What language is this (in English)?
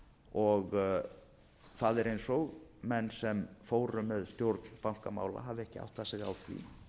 Icelandic